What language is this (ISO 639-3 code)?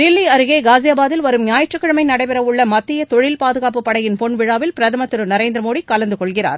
tam